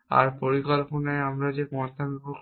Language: Bangla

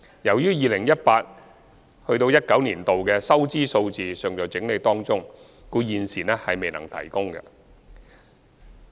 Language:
Cantonese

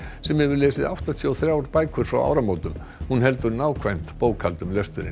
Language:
Icelandic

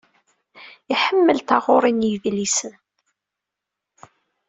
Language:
Kabyle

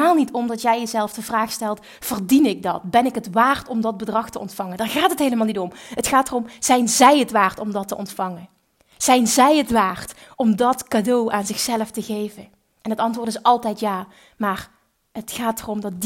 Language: Dutch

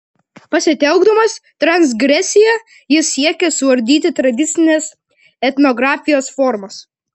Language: Lithuanian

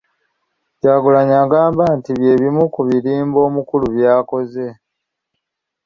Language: Ganda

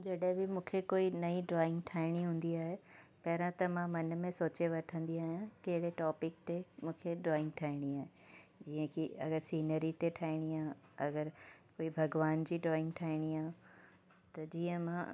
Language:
Sindhi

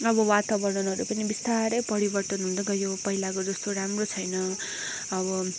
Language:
Nepali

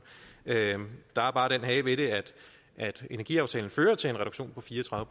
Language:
Danish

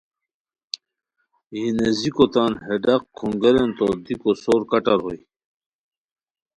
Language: Khowar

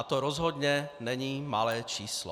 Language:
Czech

